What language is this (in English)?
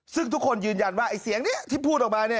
Thai